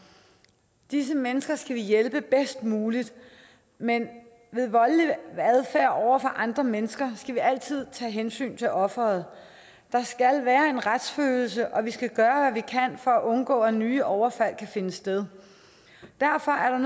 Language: Danish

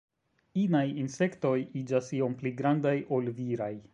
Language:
Esperanto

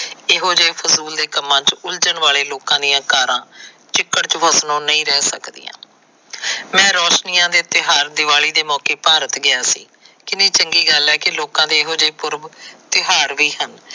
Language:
Punjabi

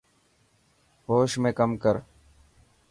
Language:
Dhatki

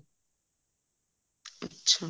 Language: Punjabi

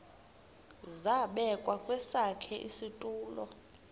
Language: Xhosa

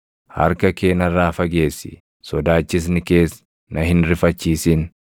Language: Oromo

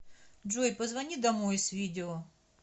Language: Russian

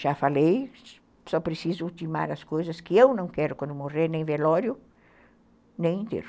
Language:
Portuguese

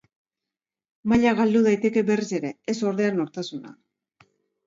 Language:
Basque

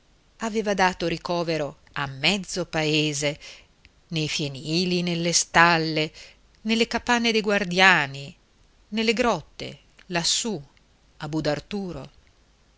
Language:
Italian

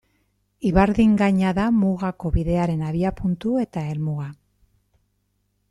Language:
Basque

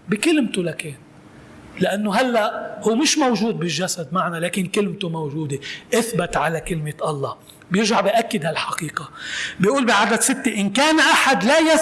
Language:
Arabic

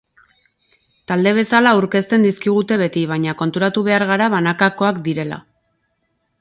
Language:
Basque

